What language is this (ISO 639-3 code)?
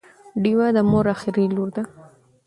pus